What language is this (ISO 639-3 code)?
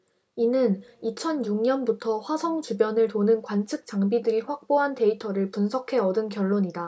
kor